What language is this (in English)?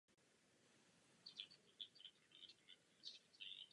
Czech